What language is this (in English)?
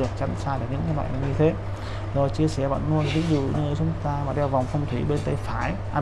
Vietnamese